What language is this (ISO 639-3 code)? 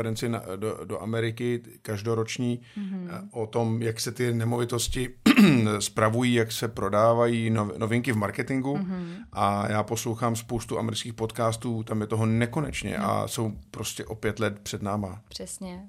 ces